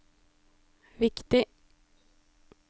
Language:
Norwegian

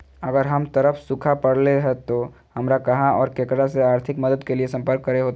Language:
Magahi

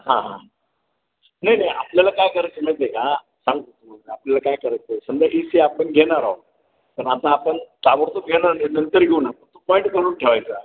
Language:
Marathi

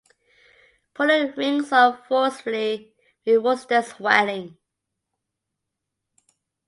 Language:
English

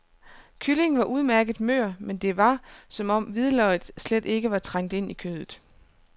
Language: Danish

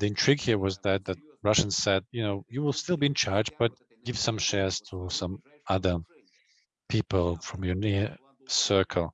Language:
English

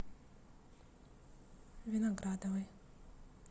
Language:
Russian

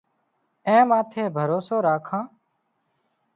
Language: Wadiyara Koli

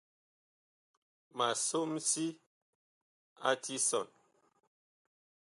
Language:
Bakoko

